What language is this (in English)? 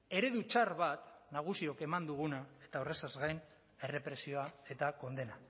Basque